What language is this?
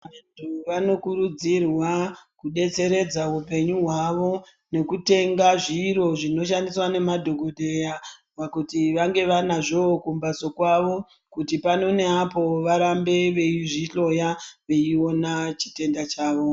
Ndau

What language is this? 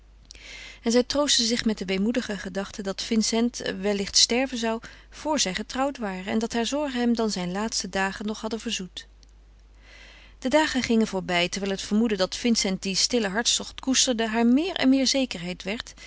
Dutch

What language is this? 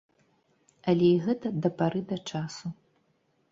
Belarusian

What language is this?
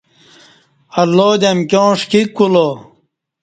Kati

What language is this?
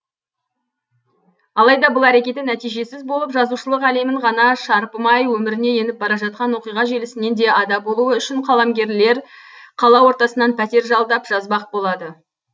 Kazakh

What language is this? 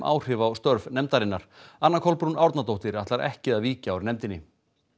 Icelandic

